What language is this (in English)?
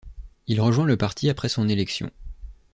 French